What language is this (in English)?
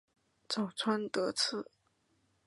Chinese